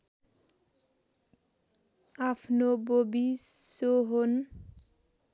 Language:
Nepali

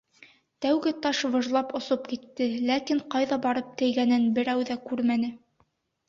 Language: Bashkir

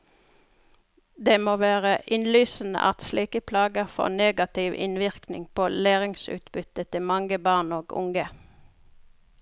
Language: Norwegian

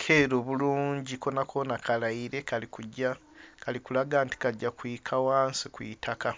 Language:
Soga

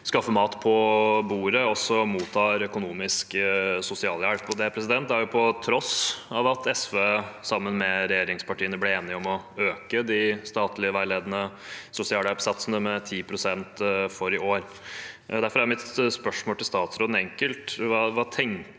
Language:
Norwegian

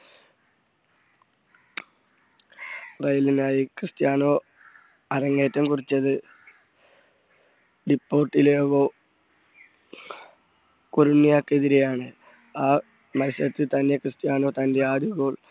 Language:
Malayalam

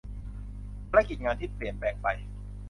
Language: Thai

